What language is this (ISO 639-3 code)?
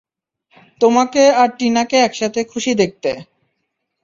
ben